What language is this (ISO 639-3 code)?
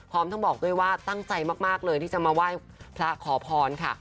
tha